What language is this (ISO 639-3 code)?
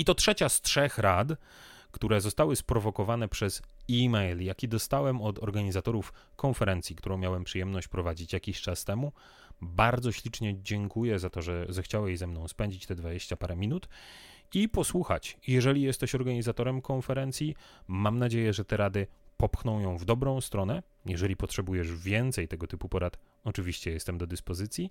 pol